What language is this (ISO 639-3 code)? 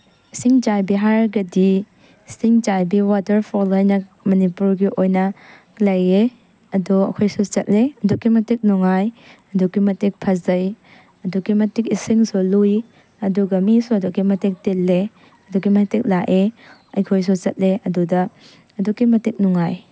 mni